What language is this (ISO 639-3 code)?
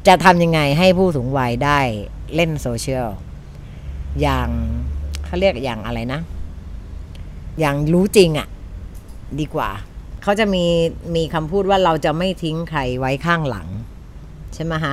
tha